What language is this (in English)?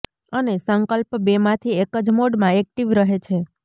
Gujarati